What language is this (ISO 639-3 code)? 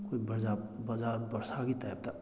mni